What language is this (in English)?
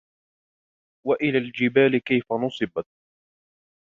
Arabic